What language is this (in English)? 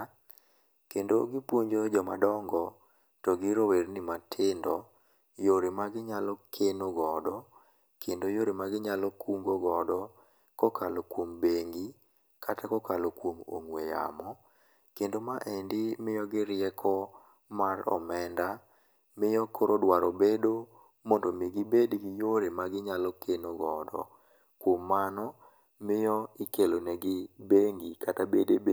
Luo (Kenya and Tanzania)